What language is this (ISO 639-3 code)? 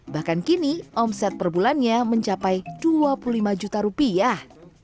ind